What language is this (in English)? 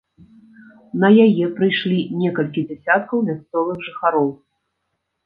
Belarusian